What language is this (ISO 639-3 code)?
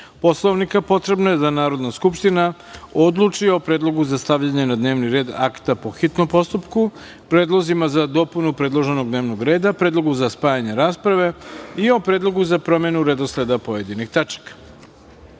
srp